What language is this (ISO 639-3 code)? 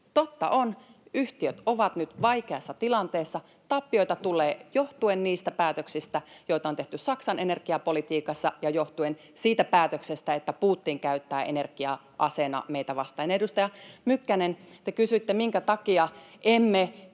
fin